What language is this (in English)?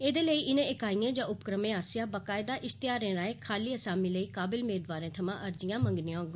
Dogri